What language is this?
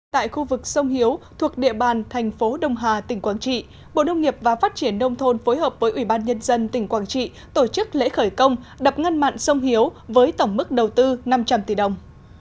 Vietnamese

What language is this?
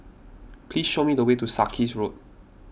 English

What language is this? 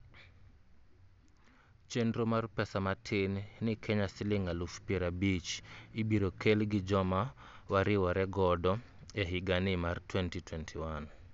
Luo (Kenya and Tanzania)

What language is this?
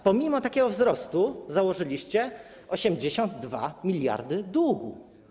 Polish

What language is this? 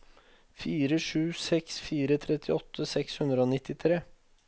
Norwegian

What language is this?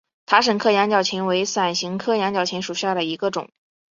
Chinese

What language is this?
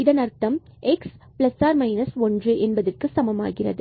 Tamil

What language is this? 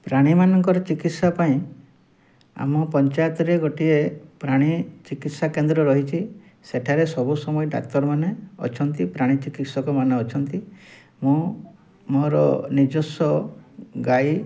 Odia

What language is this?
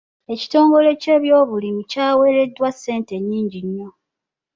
Ganda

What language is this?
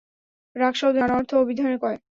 Bangla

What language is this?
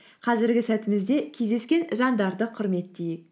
Kazakh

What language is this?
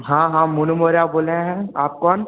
Hindi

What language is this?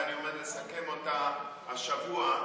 Hebrew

